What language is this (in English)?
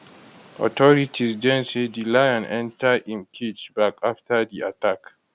Nigerian Pidgin